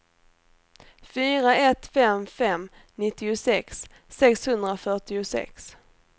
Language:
Swedish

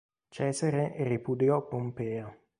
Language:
Italian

